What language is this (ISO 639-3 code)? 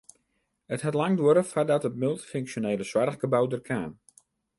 fry